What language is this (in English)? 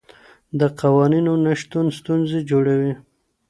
Pashto